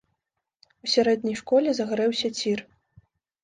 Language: Belarusian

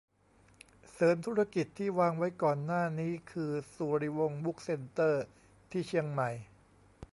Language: Thai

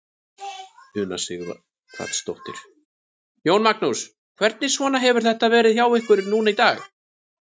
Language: Icelandic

